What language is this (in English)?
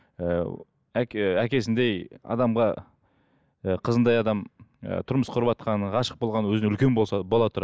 Kazakh